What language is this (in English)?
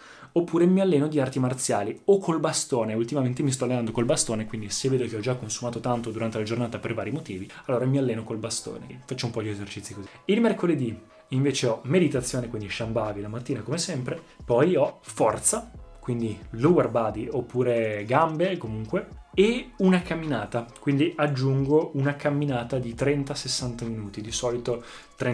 Italian